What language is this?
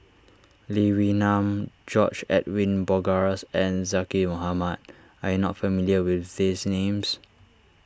English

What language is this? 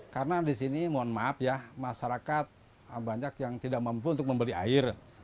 Indonesian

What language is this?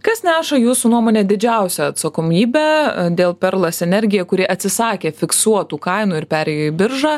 Lithuanian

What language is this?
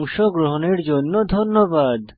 Bangla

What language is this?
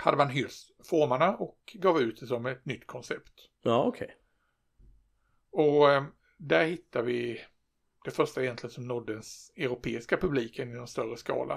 Swedish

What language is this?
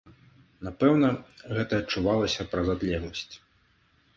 Belarusian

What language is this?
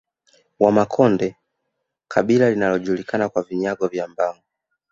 Swahili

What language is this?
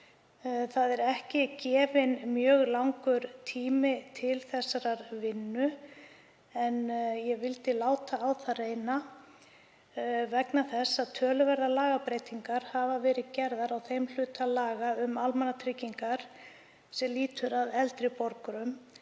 Icelandic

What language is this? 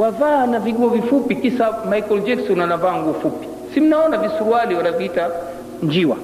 Swahili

